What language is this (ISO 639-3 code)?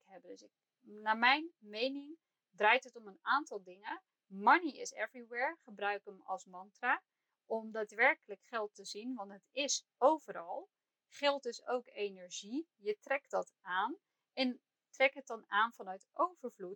nld